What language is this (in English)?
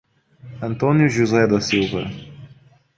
Portuguese